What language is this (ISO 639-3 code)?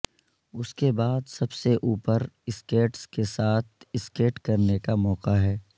urd